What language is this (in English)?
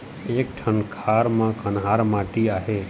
Chhattisgarhi